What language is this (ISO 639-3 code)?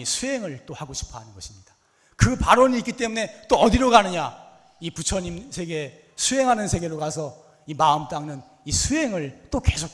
kor